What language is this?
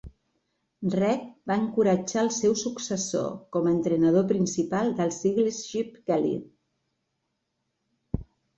Catalan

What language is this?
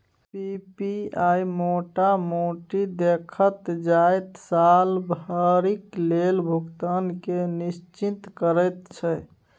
Maithili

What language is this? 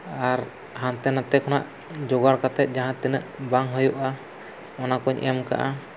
Santali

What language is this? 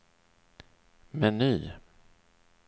Swedish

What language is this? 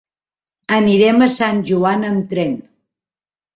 Catalan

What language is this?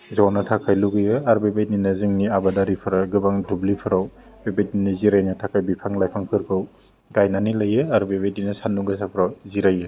Bodo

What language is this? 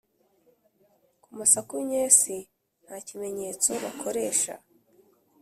Kinyarwanda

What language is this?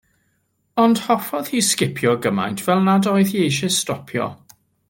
Welsh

